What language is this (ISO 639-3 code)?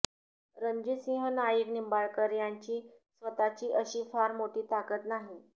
mar